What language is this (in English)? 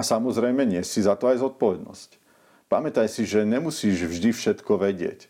Slovak